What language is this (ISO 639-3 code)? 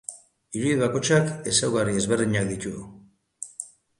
eus